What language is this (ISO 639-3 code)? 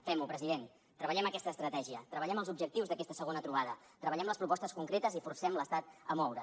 cat